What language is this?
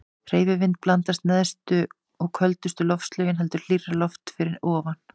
Icelandic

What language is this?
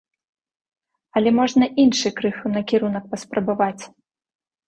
Belarusian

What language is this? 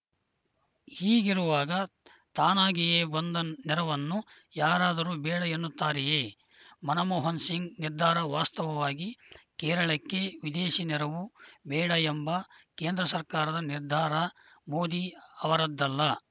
Kannada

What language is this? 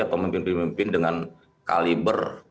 Indonesian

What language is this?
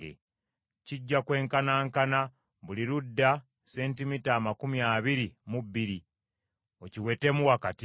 Ganda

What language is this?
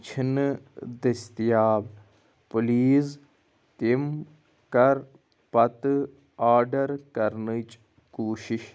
Kashmiri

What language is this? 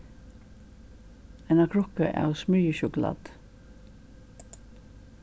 Faroese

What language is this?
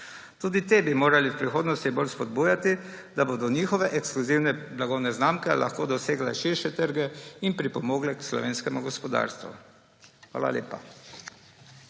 Slovenian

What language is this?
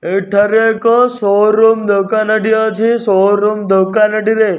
Odia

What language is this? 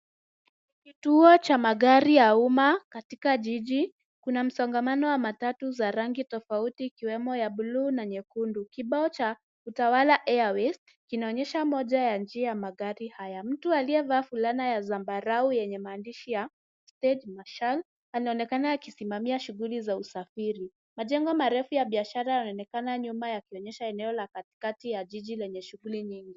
Swahili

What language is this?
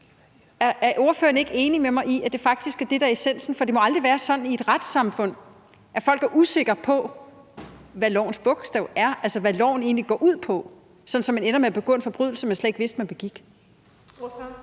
Danish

